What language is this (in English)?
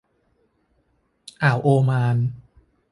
Thai